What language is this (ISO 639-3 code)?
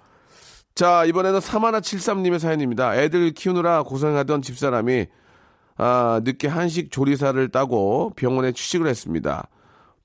kor